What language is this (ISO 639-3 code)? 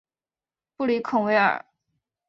zho